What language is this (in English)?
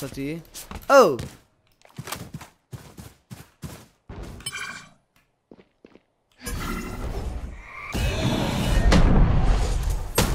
Italian